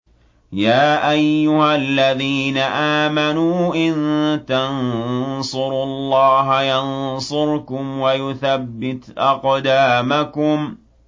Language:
Arabic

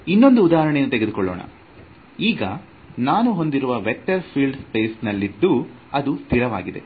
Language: Kannada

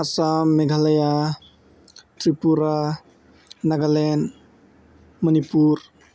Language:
Bodo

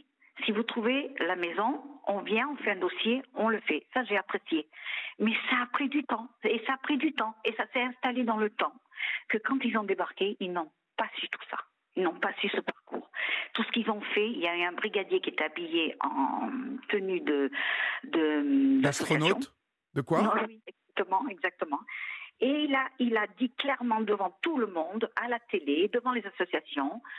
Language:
French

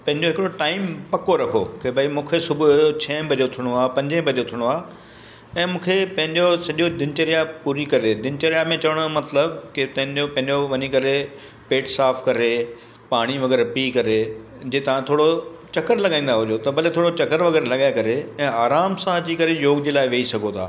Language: Sindhi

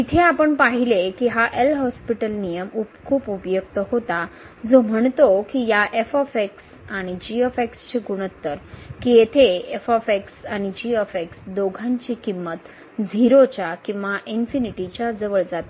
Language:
Marathi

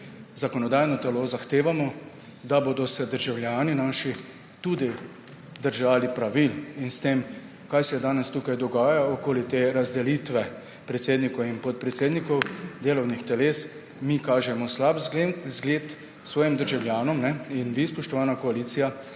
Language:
Slovenian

